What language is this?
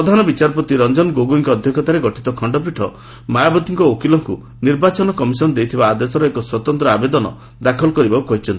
Odia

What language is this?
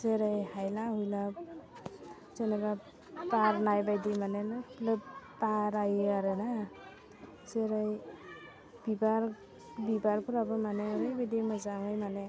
Bodo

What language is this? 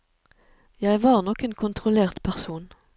Norwegian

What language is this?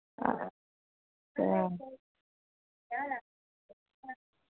Dogri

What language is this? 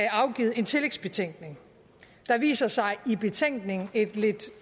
Danish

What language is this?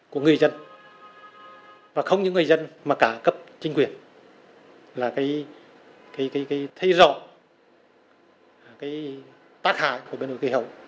Vietnamese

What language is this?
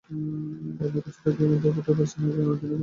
Bangla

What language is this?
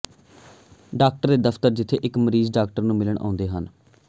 Punjabi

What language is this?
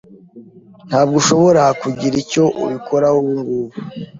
Kinyarwanda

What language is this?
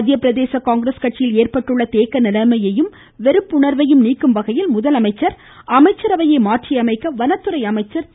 Tamil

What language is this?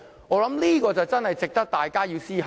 Cantonese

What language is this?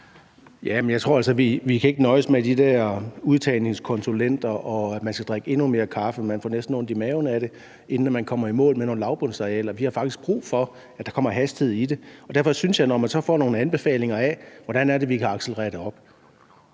Danish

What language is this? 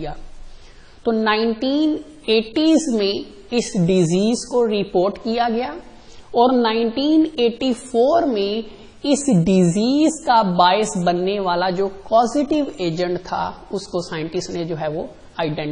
Hindi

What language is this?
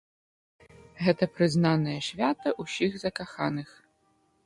Belarusian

